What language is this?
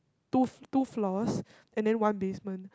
English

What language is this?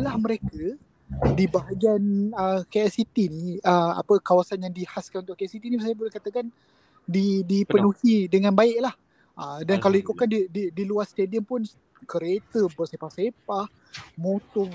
Malay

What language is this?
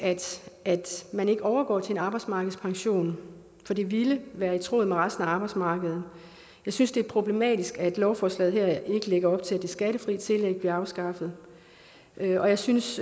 Danish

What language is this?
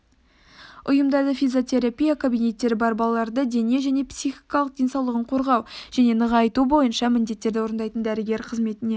Kazakh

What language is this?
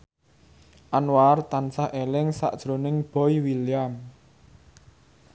Javanese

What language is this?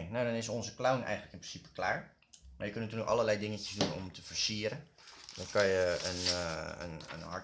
Dutch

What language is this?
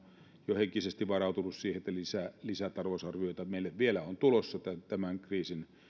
Finnish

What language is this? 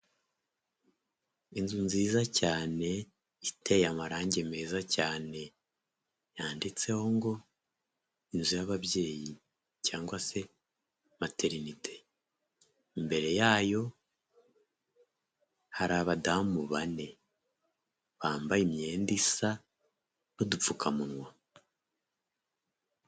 Kinyarwanda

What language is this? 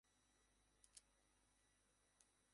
Bangla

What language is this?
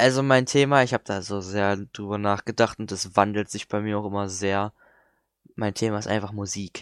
German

